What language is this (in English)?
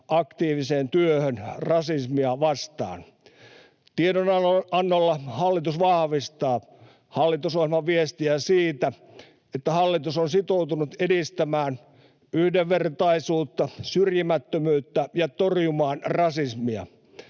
Finnish